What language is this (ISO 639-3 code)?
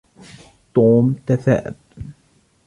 ara